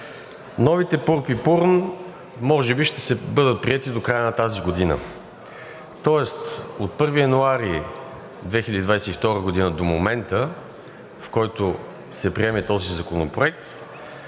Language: Bulgarian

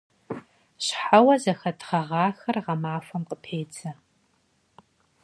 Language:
Kabardian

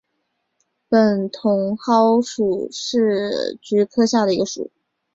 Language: Chinese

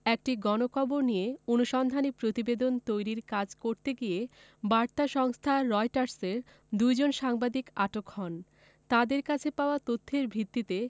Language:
Bangla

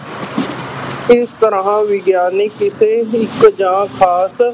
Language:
Punjabi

